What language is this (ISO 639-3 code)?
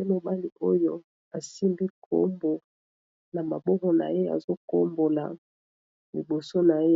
lin